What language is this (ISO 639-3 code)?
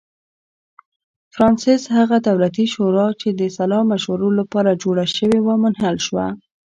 pus